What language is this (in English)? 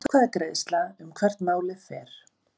Icelandic